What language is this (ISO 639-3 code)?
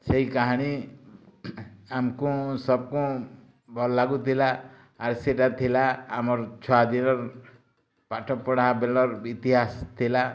ori